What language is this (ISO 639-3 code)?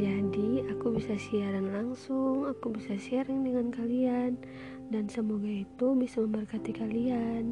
ind